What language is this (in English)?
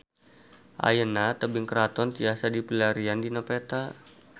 Sundanese